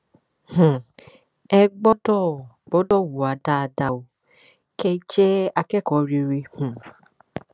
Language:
Yoruba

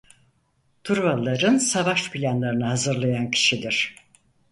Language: Turkish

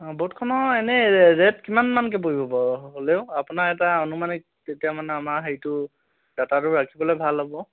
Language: Assamese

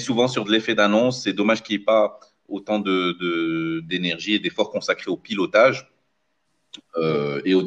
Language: French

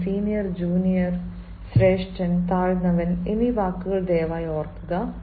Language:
Malayalam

